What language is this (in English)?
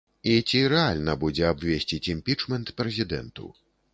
Belarusian